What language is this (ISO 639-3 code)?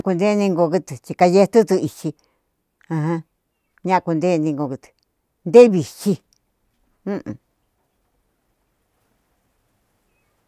xtu